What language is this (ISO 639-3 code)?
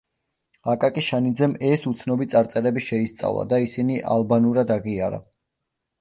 kat